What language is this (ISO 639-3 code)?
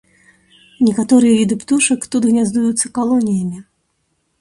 bel